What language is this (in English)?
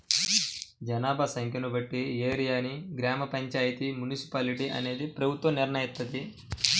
Telugu